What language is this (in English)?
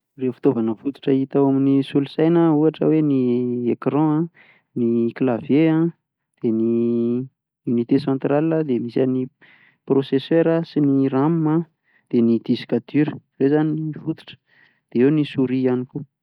Malagasy